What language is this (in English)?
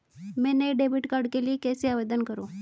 Hindi